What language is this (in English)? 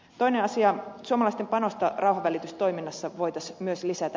Finnish